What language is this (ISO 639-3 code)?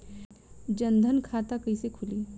bho